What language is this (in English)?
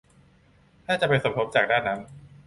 Thai